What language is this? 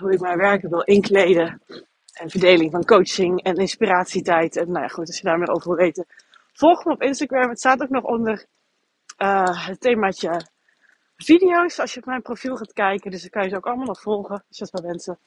Dutch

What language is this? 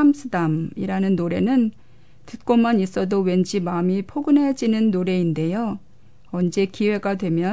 Korean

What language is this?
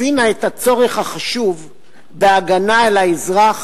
Hebrew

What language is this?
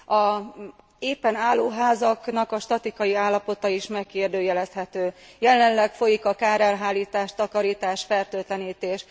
Hungarian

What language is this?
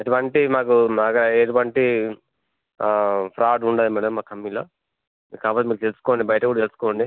Telugu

